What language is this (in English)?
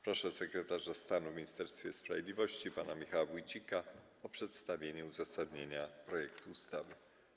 Polish